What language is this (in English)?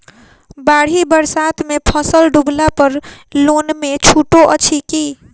Maithili